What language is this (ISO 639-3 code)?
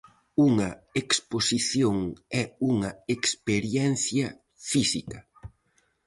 glg